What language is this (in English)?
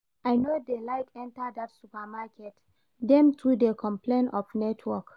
Nigerian Pidgin